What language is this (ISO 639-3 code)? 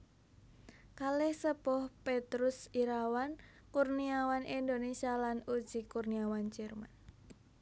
jav